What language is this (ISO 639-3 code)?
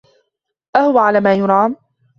ara